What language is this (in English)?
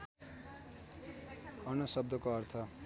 Nepali